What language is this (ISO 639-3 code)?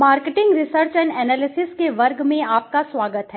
hin